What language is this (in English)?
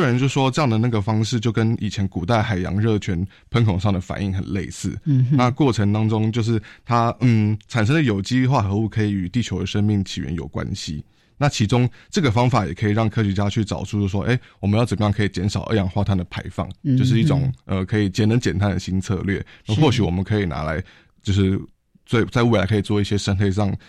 Chinese